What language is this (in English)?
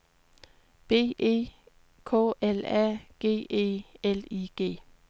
Danish